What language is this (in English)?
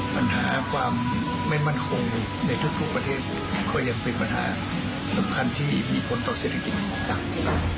Thai